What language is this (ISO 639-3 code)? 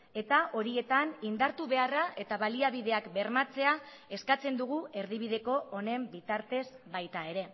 eus